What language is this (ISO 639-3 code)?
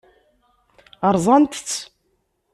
kab